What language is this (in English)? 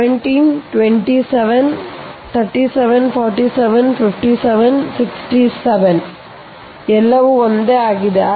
Kannada